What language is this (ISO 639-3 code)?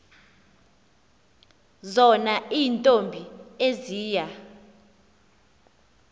xho